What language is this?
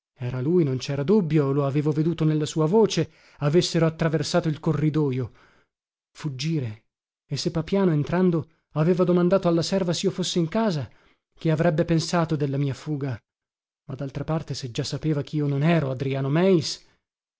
Italian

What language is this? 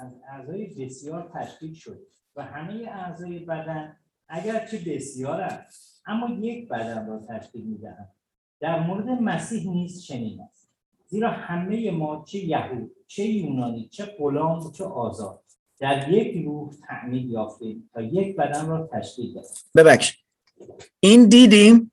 Persian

